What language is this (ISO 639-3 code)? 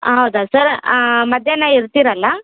kan